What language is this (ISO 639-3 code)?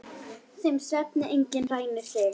isl